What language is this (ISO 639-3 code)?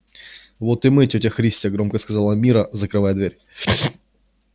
rus